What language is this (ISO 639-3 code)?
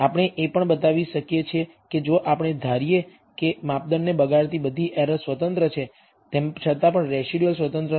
guj